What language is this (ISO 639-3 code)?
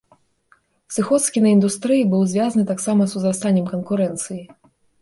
bel